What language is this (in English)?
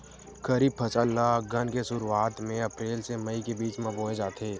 Chhattisgarhi